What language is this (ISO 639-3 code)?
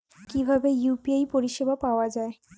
ben